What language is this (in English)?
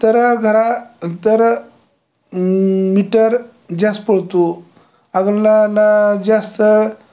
Marathi